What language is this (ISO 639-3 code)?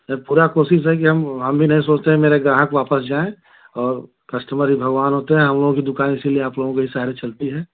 hin